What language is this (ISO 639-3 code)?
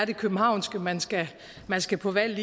dan